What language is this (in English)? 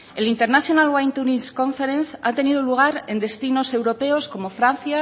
Spanish